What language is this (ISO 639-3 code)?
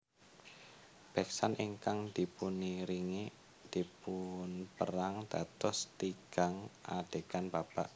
jav